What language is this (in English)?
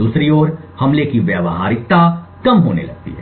Hindi